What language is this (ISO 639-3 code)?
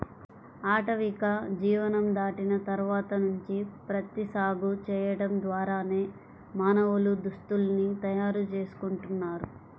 tel